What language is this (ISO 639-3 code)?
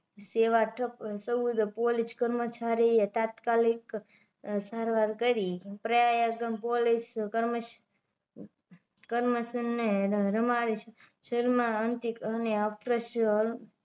guj